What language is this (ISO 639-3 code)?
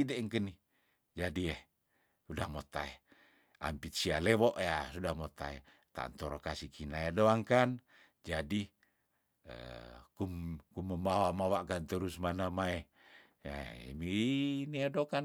tdn